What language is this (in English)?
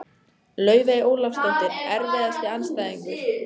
Icelandic